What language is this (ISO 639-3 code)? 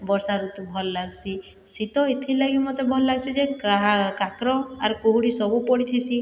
ori